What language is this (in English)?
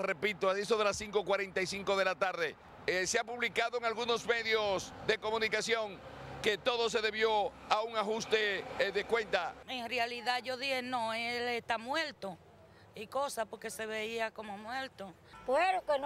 Spanish